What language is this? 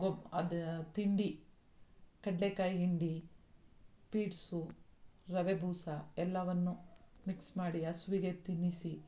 Kannada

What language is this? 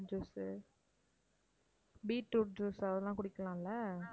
Tamil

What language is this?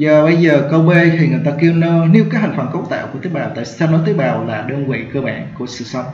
Vietnamese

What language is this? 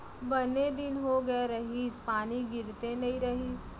Chhattisgarhi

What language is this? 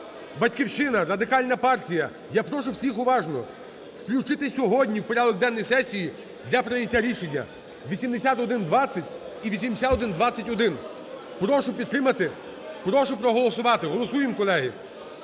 Ukrainian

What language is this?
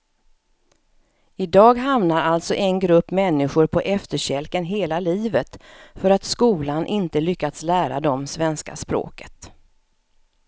Swedish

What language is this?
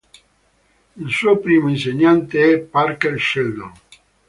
Italian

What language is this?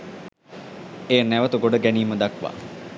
Sinhala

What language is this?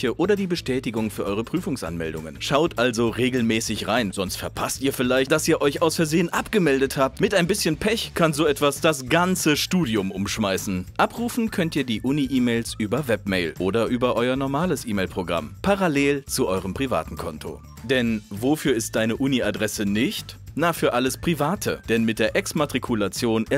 German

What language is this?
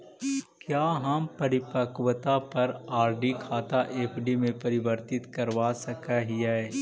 Magahi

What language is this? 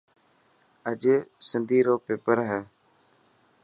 Dhatki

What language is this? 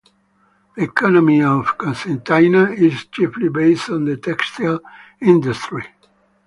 English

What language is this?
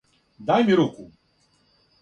Serbian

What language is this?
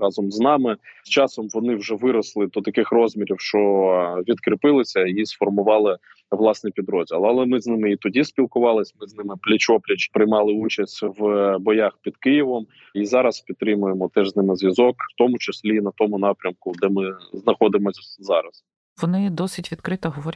Ukrainian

